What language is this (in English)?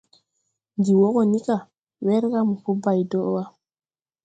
Tupuri